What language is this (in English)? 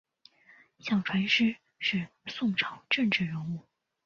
Chinese